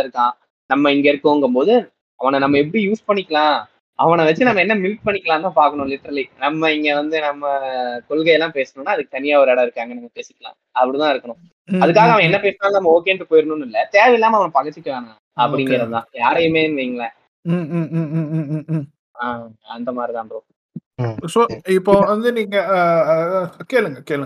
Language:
Tamil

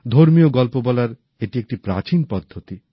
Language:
Bangla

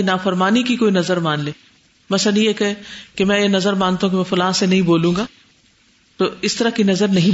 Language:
Urdu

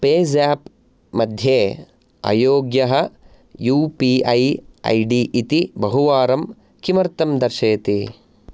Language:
Sanskrit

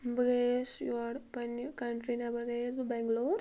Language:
Kashmiri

